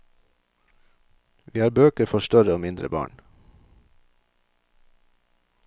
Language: Norwegian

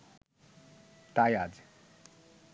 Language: Bangla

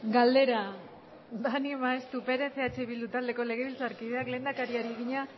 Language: Basque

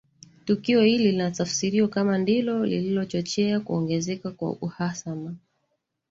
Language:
Swahili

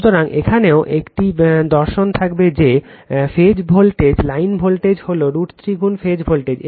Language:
Bangla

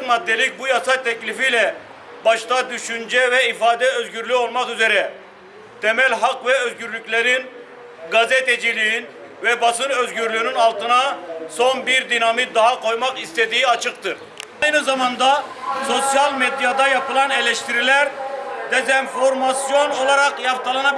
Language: Turkish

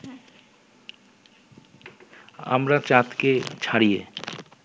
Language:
Bangla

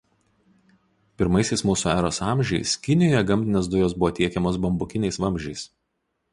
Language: Lithuanian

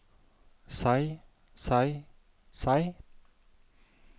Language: Norwegian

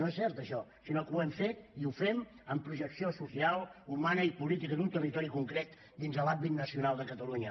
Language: Catalan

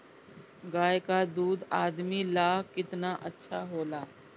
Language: Bhojpuri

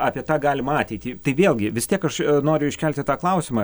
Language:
Lithuanian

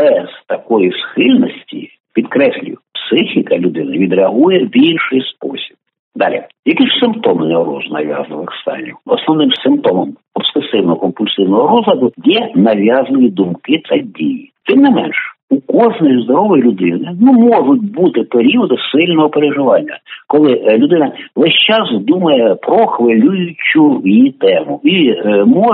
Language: Ukrainian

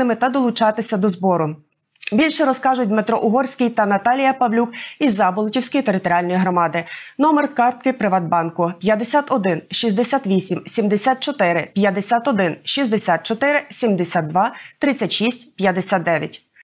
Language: Ukrainian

